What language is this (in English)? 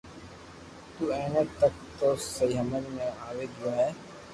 Loarki